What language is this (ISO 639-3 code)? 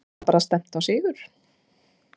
isl